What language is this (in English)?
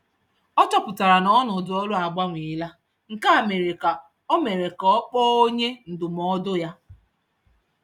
Igbo